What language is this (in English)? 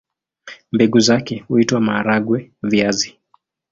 Swahili